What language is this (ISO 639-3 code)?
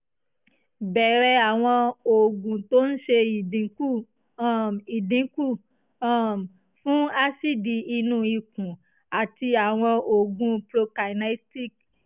yor